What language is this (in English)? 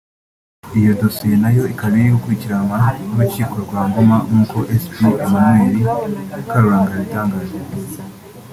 Kinyarwanda